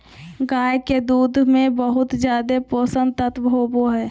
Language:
Magahi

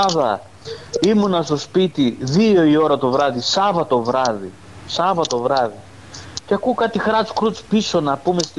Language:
Greek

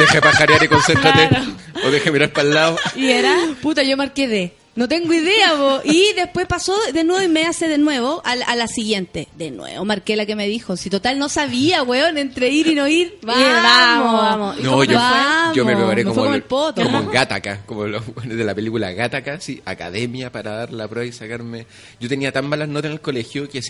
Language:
Spanish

